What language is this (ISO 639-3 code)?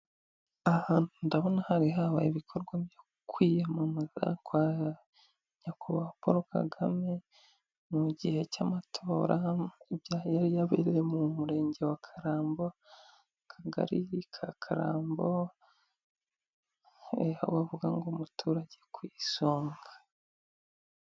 kin